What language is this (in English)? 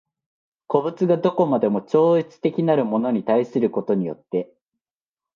Japanese